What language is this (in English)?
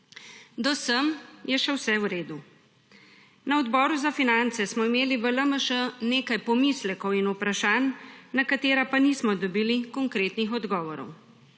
Slovenian